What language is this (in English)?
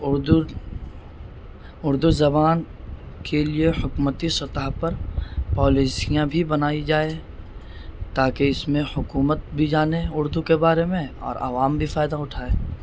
Urdu